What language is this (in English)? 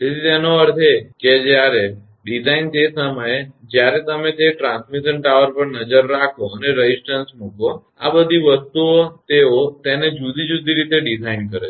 Gujarati